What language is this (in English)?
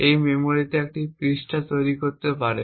Bangla